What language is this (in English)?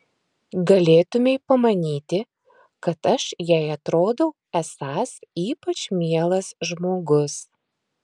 Lithuanian